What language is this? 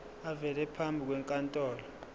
Zulu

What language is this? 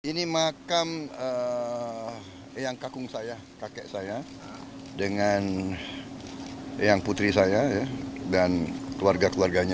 Indonesian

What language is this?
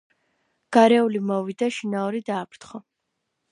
Georgian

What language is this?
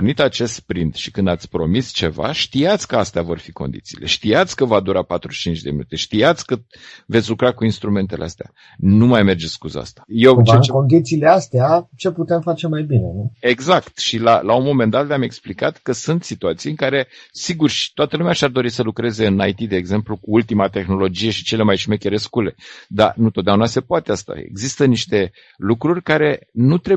Romanian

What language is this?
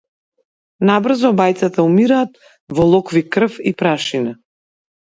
Macedonian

